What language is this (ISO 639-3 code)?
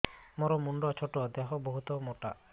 ori